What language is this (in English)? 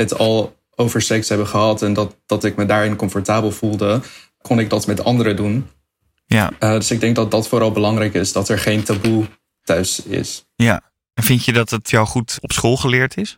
Dutch